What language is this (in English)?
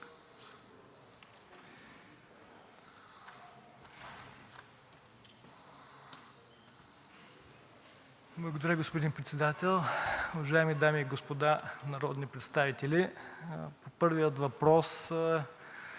Bulgarian